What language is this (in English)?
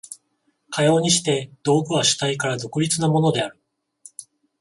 Japanese